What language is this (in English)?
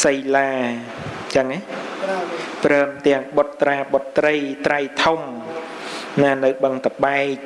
Vietnamese